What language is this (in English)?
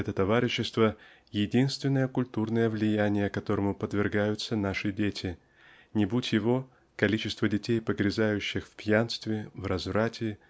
Russian